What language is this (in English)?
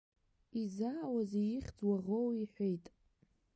Abkhazian